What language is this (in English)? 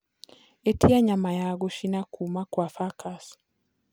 Kikuyu